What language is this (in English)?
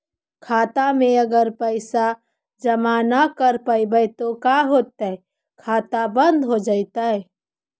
Magahi